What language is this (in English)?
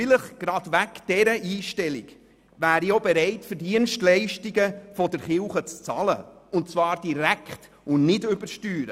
Swiss German